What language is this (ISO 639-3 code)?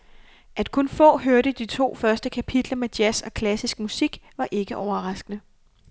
dan